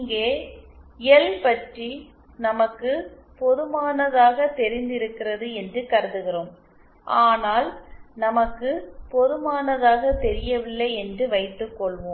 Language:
Tamil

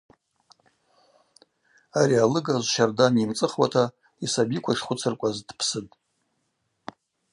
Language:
Abaza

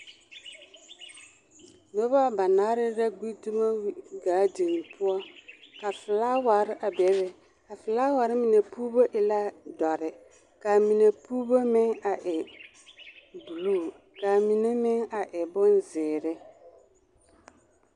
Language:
Southern Dagaare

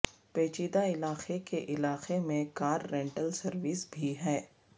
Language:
Urdu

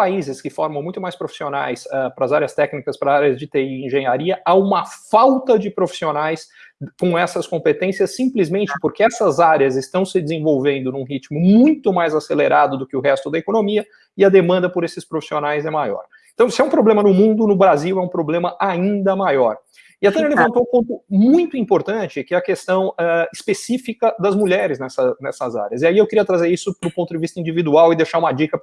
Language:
Portuguese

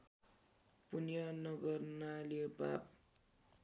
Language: Nepali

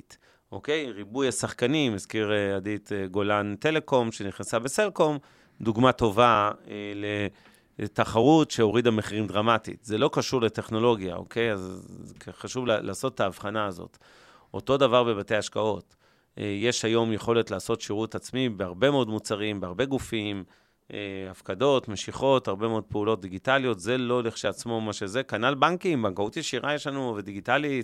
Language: Hebrew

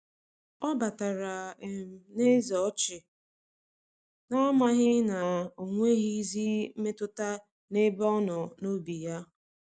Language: Igbo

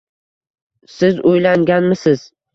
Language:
Uzbek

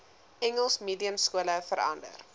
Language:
Afrikaans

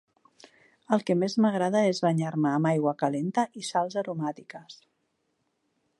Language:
Catalan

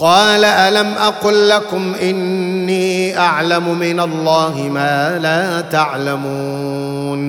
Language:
Arabic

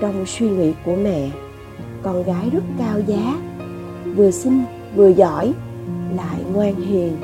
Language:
Vietnamese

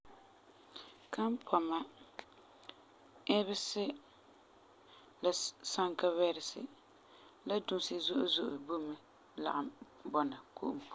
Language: Frafra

